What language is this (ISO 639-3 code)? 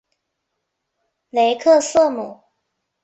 zho